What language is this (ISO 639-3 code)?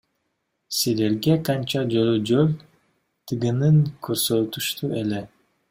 kir